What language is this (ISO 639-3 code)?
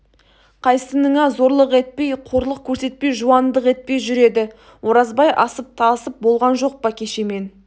kaz